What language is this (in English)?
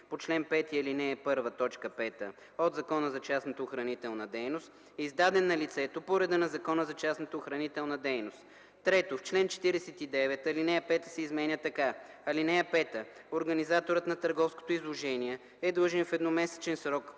Bulgarian